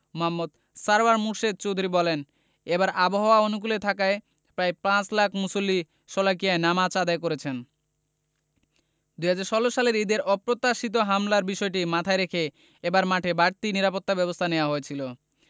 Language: Bangla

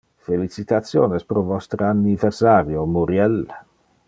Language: Interlingua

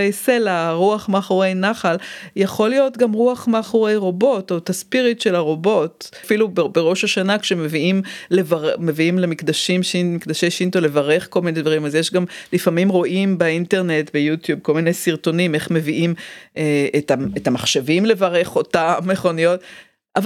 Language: Hebrew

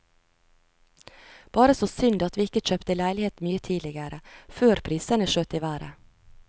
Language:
Norwegian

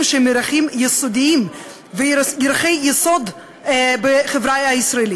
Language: Hebrew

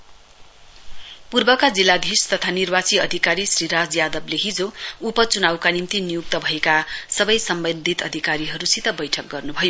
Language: Nepali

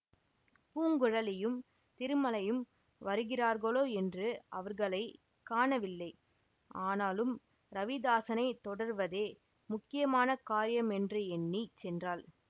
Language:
Tamil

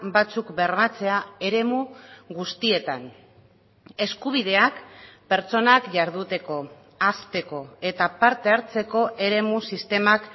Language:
Basque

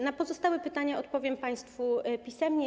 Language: Polish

